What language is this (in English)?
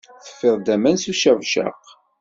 Kabyle